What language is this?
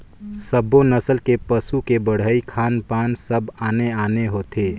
Chhattisgarhi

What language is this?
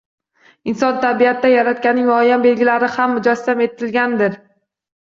Uzbek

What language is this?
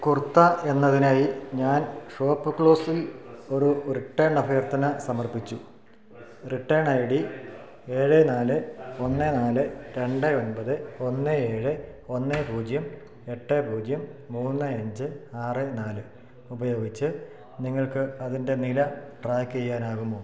Malayalam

